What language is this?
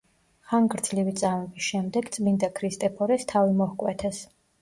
Georgian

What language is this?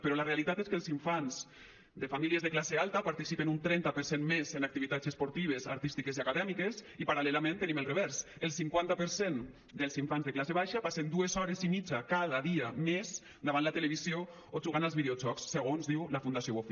Catalan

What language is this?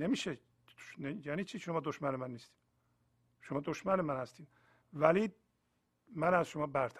Persian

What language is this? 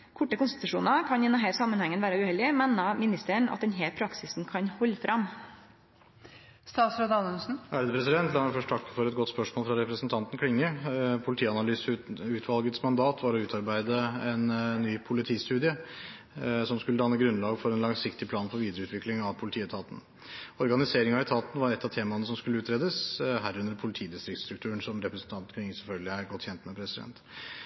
Norwegian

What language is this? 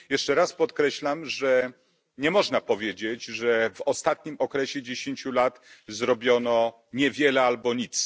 Polish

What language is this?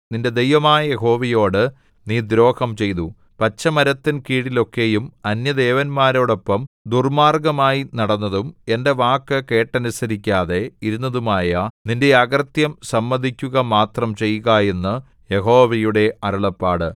Malayalam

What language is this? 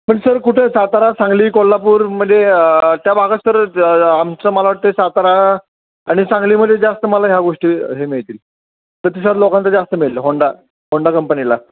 Marathi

